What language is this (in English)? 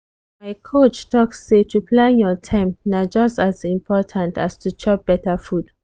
Nigerian Pidgin